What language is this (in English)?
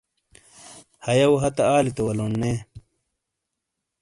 Shina